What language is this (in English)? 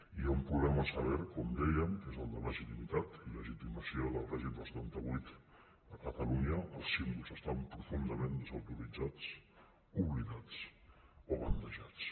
Catalan